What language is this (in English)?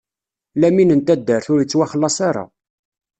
Kabyle